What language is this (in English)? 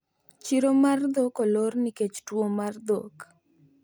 Luo (Kenya and Tanzania)